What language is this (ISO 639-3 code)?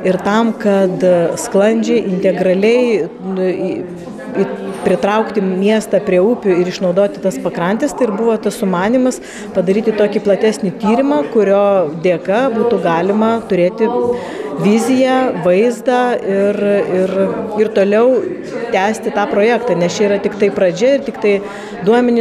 lit